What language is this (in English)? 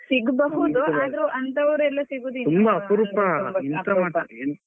Kannada